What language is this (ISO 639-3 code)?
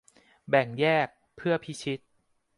tha